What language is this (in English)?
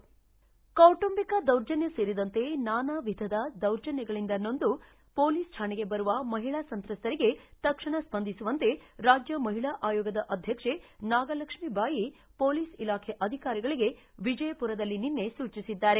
Kannada